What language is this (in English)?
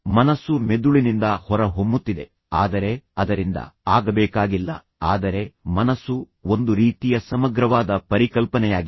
Kannada